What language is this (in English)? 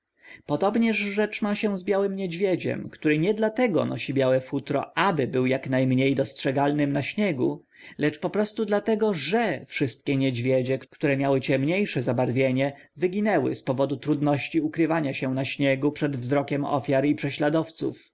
Polish